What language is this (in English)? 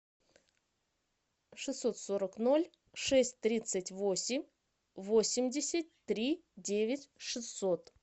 Russian